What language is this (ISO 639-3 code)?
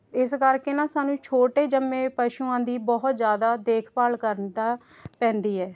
pan